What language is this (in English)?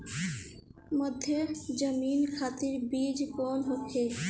Bhojpuri